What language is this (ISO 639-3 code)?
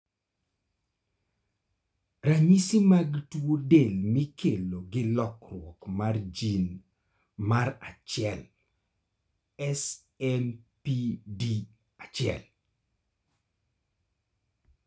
luo